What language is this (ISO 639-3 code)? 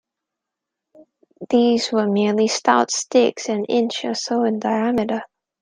eng